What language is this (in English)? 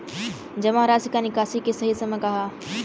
Bhojpuri